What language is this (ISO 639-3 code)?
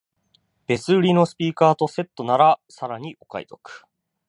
jpn